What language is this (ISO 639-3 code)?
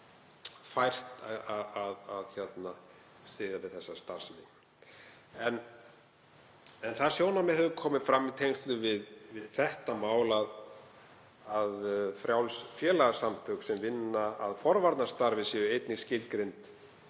isl